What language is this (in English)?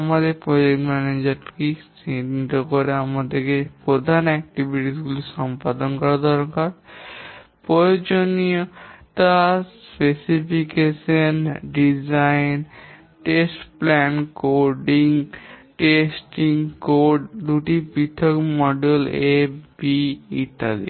Bangla